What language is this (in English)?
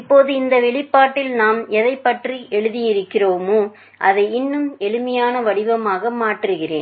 Tamil